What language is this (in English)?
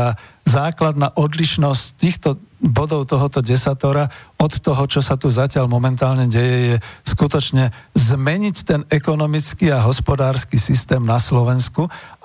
Slovak